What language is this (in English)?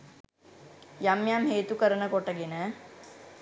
Sinhala